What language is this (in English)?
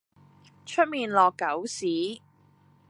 Cantonese